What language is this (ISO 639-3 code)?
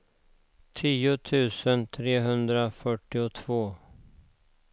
swe